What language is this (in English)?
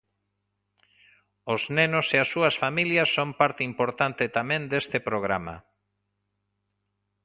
Galician